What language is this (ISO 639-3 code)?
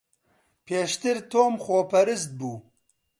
ckb